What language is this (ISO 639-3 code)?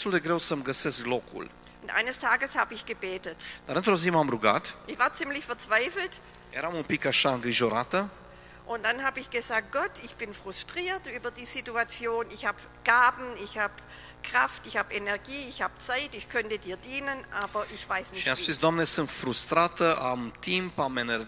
ron